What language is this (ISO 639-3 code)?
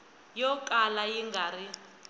tso